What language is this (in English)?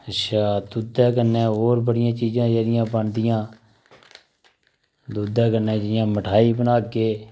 Dogri